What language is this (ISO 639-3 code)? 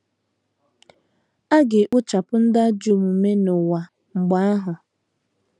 ibo